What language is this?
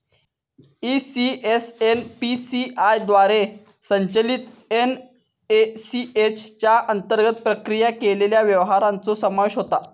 Marathi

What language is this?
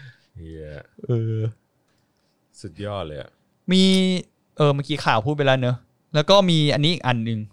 Thai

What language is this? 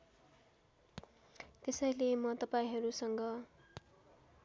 Nepali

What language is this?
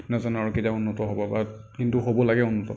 Assamese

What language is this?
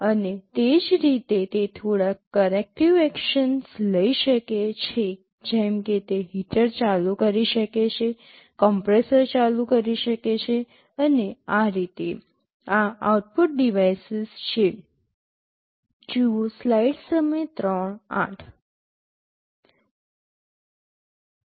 Gujarati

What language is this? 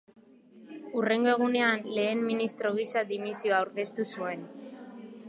Basque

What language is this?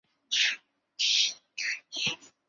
Chinese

